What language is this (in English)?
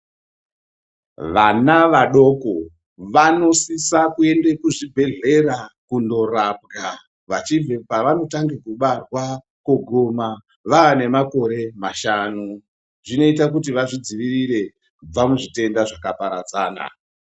Ndau